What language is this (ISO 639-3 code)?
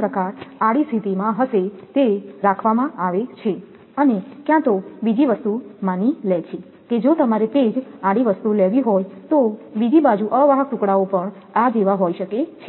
guj